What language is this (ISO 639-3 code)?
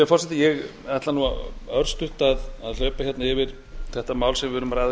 isl